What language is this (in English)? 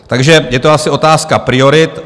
Czech